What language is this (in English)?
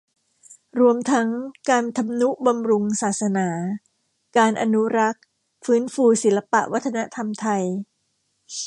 Thai